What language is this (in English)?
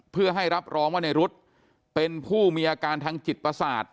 Thai